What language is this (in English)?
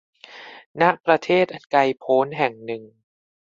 Thai